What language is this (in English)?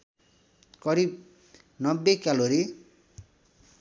Nepali